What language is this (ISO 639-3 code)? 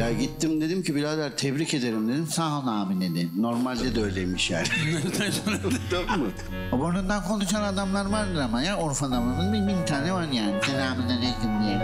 tur